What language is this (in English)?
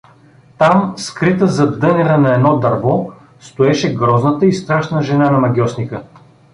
Bulgarian